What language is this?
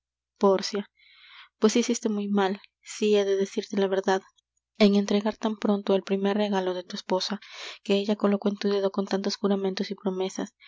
Spanish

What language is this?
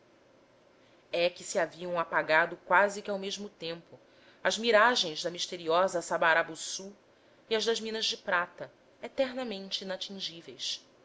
Portuguese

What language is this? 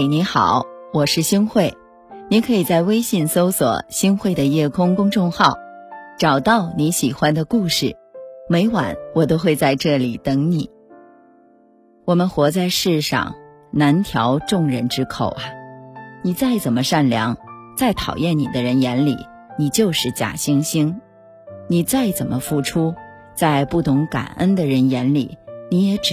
Chinese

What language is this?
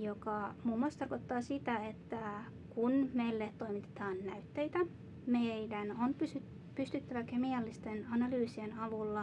Finnish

